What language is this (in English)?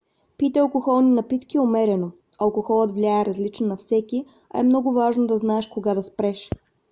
Bulgarian